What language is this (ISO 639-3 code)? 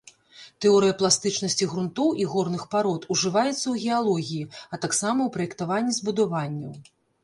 bel